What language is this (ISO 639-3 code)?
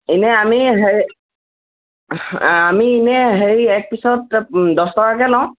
asm